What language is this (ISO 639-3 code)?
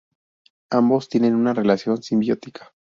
spa